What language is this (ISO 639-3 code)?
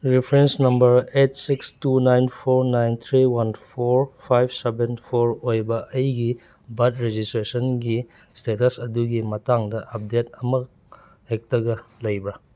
mni